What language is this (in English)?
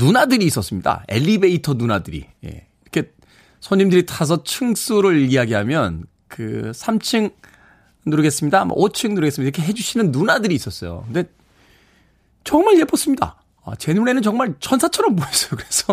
Korean